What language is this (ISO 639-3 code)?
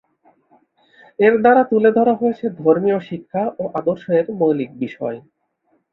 ben